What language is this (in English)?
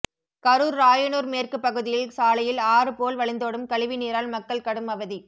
Tamil